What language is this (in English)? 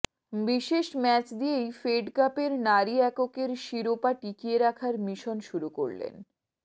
Bangla